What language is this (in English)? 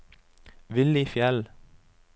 Norwegian